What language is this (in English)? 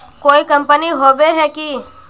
Magahi